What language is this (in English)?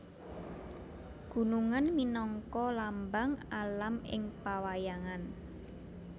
Javanese